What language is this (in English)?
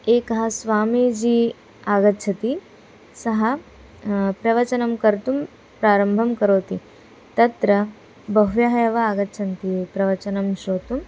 Sanskrit